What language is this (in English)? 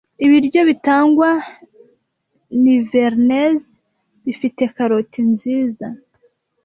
Kinyarwanda